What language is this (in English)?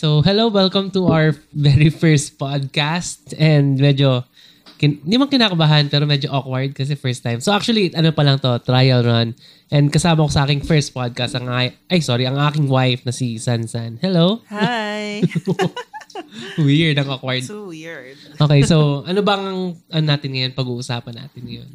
Filipino